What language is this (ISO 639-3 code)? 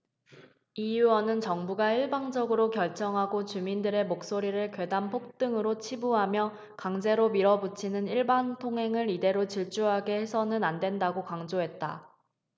kor